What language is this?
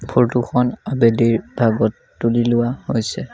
Assamese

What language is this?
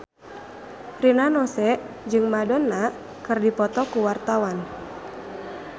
Sundanese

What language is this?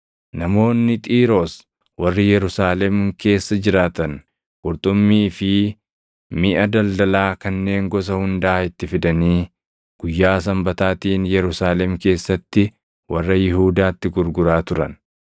Oromo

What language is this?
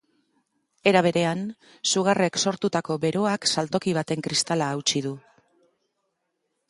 Basque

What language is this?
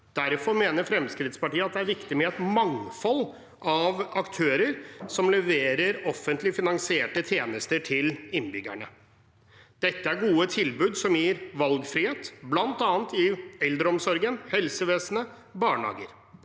Norwegian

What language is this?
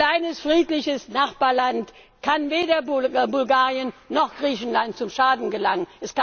German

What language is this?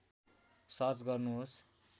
Nepali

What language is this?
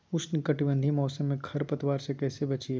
Magahi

